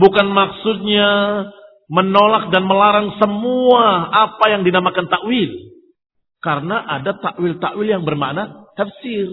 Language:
Indonesian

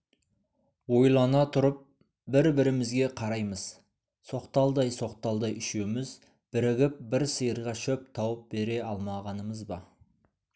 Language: Kazakh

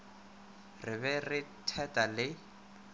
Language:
Northern Sotho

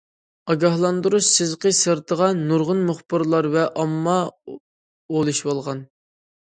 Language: Uyghur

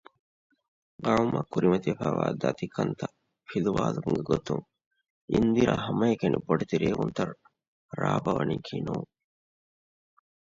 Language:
Divehi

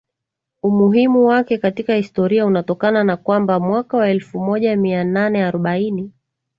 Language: Swahili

